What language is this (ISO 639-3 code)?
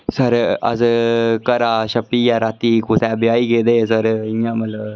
doi